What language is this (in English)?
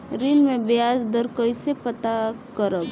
Bhojpuri